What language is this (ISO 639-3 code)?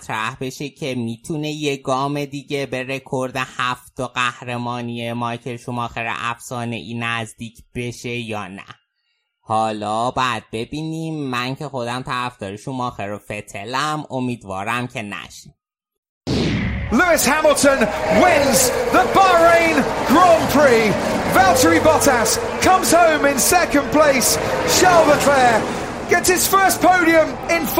fas